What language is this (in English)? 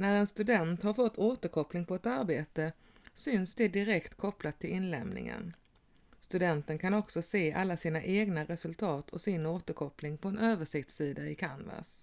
Swedish